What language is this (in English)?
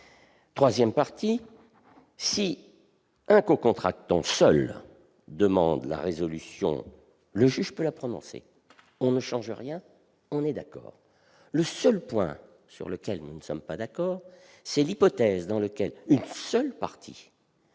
French